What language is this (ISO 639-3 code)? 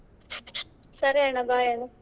kan